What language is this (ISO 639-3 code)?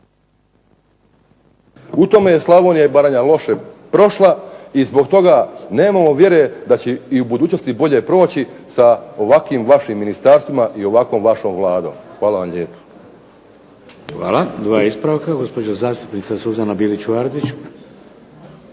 hrv